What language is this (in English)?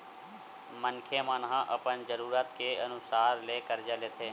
Chhattisgarhi